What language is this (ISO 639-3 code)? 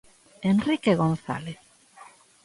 glg